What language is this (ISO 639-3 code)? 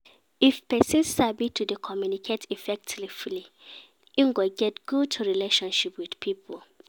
pcm